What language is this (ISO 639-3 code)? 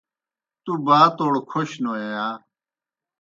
plk